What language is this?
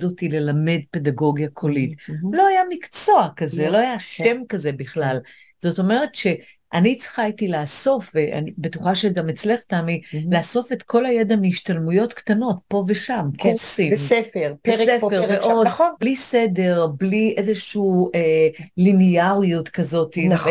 Hebrew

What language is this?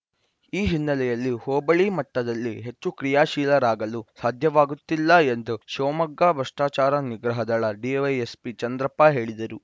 Kannada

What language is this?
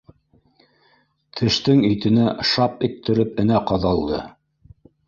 Bashkir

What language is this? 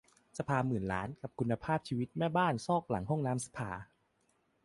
Thai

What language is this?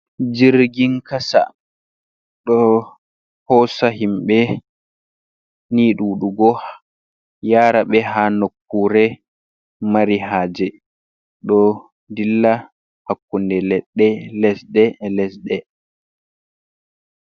Fula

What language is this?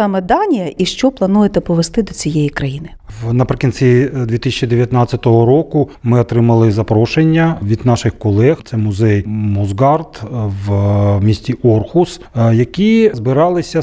Ukrainian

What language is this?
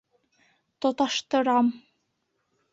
Bashkir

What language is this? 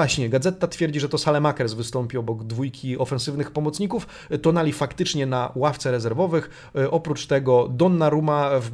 Polish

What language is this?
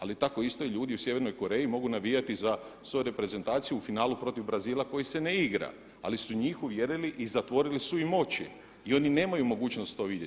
Croatian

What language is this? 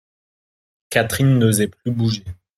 French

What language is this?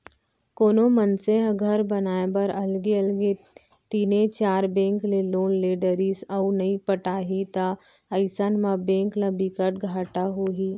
Chhattisgarhi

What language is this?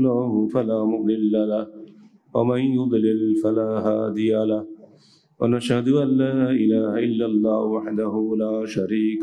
Turkish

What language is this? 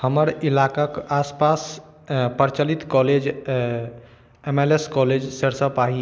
Maithili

